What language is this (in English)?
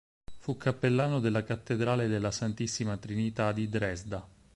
Italian